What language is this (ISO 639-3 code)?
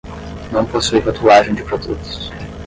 por